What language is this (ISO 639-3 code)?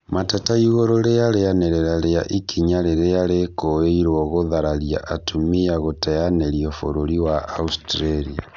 kik